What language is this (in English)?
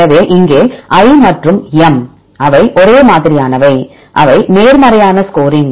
Tamil